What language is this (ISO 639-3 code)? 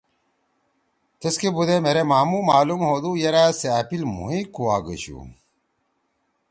trw